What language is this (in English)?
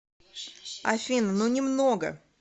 Russian